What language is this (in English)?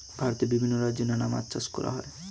Bangla